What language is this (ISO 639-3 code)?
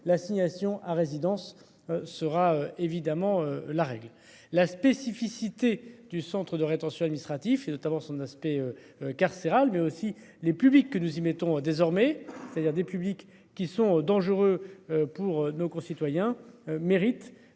fra